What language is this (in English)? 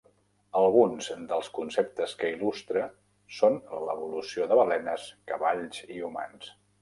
Catalan